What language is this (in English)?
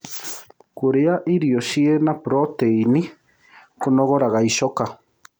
Kikuyu